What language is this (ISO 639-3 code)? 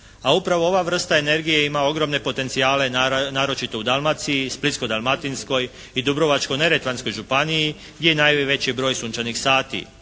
hrv